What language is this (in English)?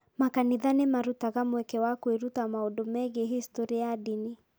Kikuyu